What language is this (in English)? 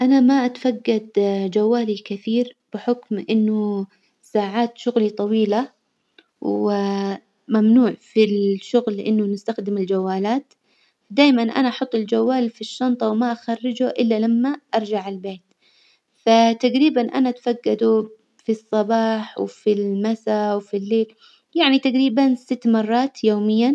Hijazi Arabic